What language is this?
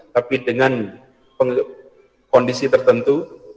Indonesian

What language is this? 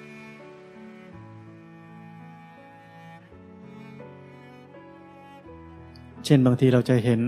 Thai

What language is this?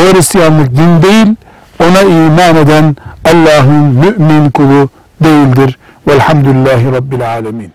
Turkish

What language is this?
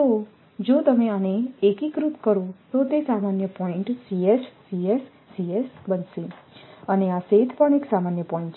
Gujarati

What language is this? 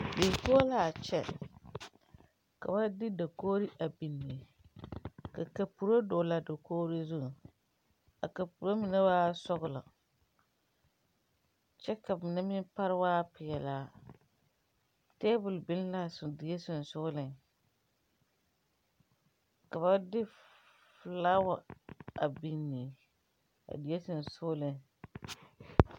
Southern Dagaare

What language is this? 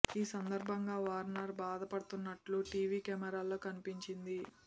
Telugu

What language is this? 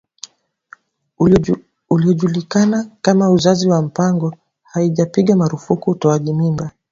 Swahili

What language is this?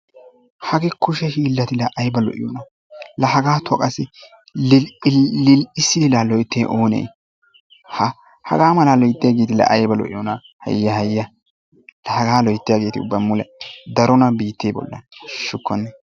Wolaytta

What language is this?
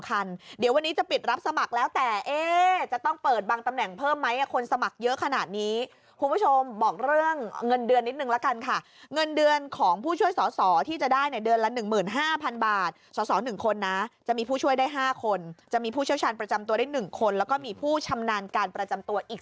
Thai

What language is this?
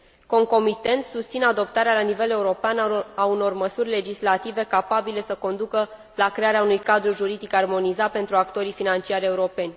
Romanian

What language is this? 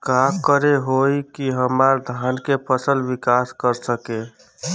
Bhojpuri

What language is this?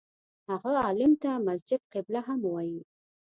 Pashto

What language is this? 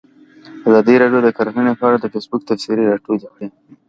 Pashto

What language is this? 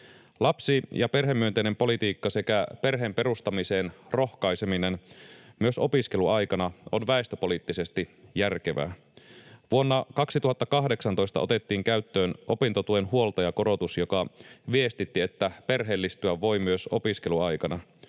Finnish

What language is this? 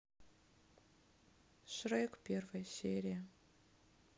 Russian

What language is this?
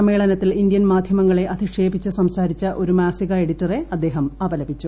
Malayalam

